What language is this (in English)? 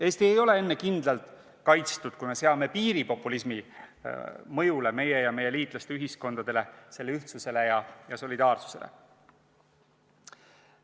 Estonian